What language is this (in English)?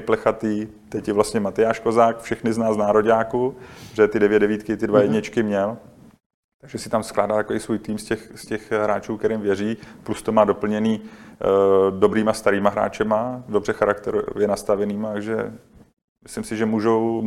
Czech